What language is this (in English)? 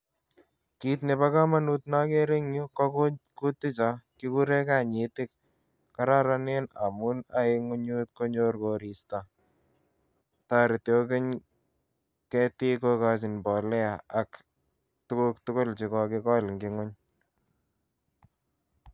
Kalenjin